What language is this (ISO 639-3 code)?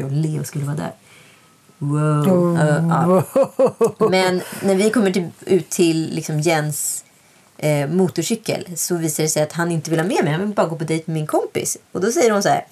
swe